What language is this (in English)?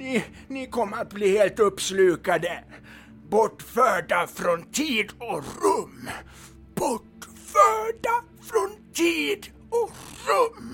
Swedish